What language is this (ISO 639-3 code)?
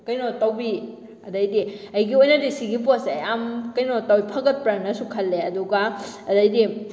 mni